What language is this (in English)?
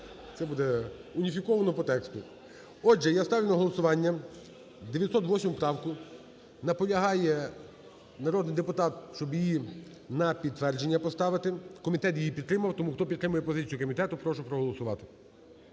Ukrainian